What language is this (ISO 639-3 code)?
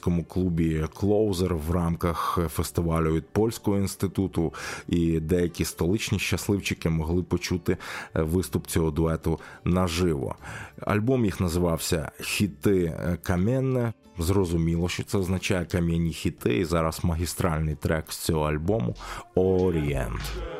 ukr